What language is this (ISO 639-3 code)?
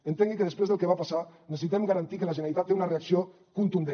cat